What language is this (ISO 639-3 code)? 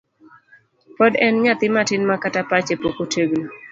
luo